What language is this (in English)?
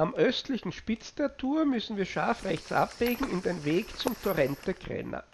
German